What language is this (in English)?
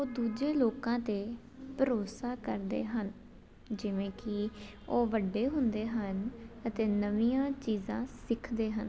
Punjabi